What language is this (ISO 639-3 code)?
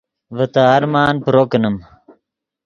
ydg